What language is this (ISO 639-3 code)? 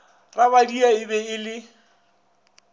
nso